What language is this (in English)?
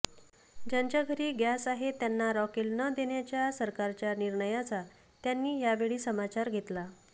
Marathi